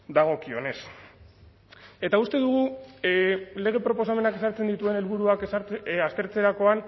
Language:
Basque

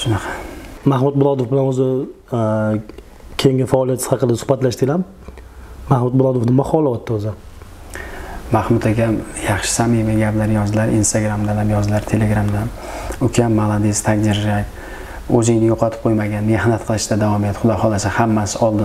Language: Turkish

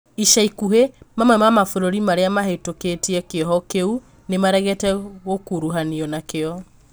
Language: Kikuyu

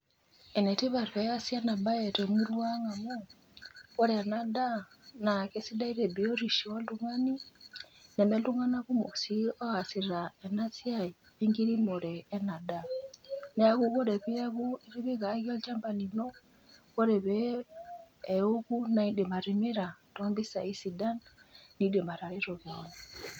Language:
Masai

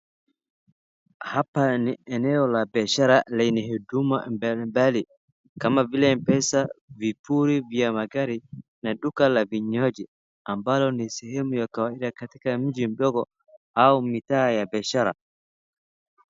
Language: Swahili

